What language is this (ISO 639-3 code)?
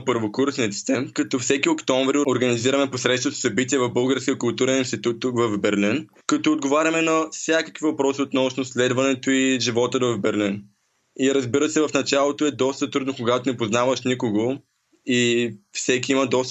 bul